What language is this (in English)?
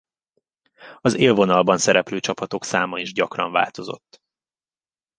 Hungarian